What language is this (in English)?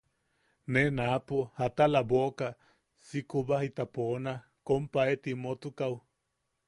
Yaqui